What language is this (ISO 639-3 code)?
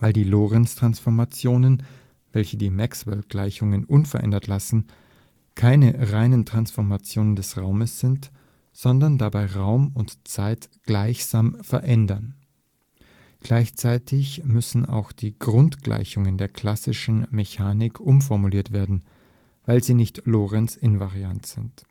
deu